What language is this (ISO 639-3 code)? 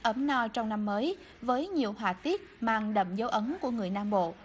vie